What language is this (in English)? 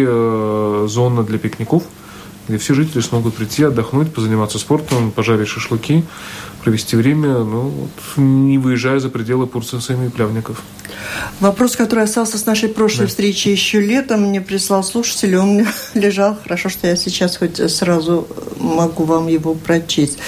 Russian